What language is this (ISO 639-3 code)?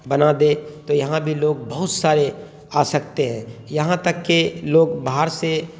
urd